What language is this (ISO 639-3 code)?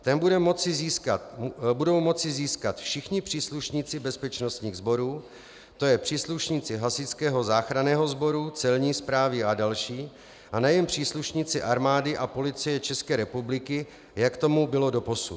ces